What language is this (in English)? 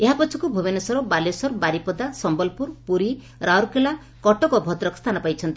Odia